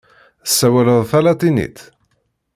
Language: Kabyle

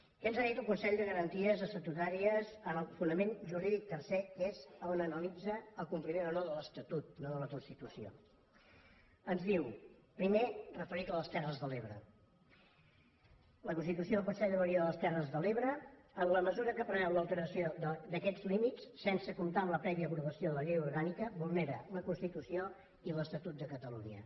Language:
Catalan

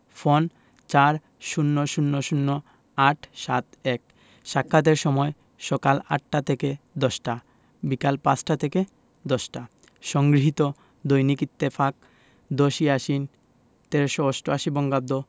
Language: Bangla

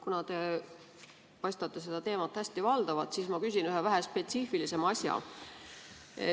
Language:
Estonian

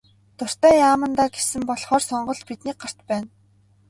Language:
Mongolian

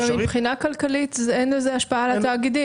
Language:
Hebrew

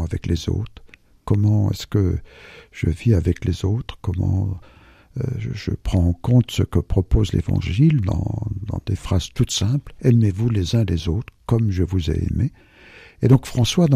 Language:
French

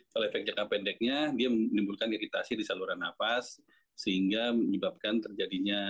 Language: Indonesian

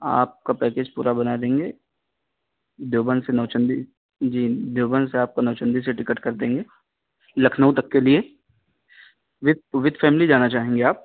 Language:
Urdu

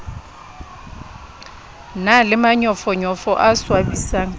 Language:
Southern Sotho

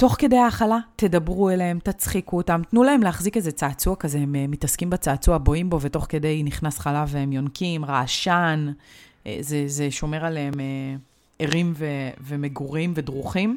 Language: Hebrew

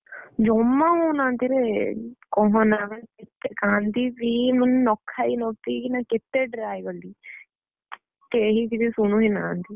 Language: Odia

